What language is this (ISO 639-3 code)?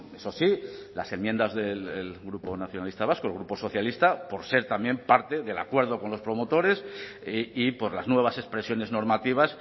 spa